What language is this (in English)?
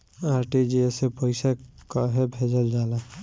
Bhojpuri